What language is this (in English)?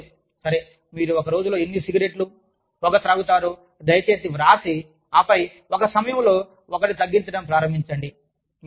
Telugu